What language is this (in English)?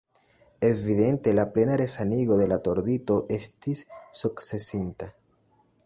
Esperanto